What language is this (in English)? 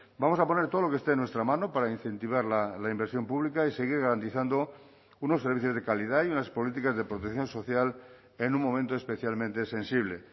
Spanish